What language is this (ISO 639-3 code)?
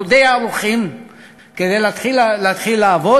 heb